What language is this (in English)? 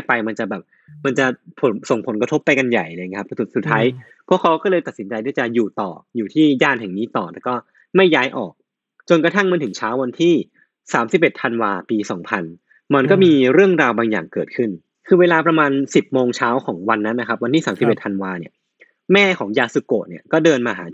Thai